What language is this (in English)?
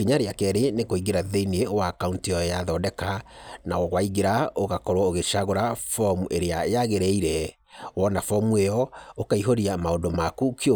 Kikuyu